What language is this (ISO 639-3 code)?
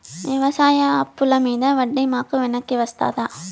tel